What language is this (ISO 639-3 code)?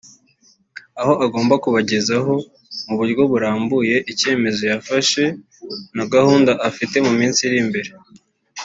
kin